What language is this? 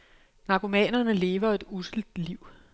Danish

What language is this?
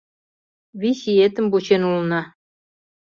Mari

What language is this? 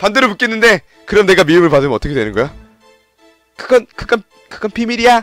Korean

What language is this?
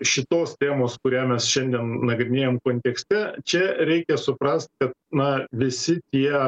Lithuanian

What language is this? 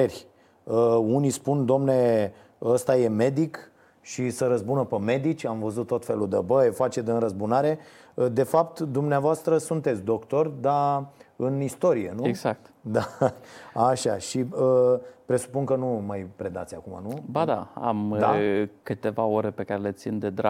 Romanian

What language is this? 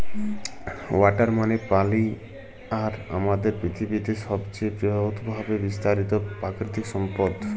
Bangla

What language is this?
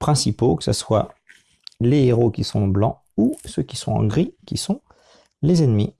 French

